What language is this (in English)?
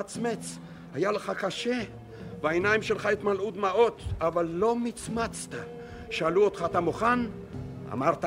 Hebrew